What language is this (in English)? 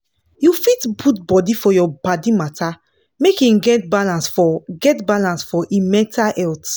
Nigerian Pidgin